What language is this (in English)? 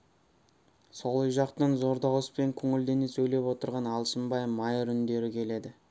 Kazakh